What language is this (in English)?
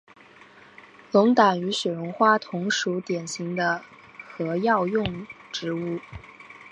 Chinese